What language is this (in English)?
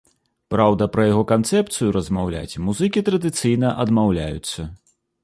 Belarusian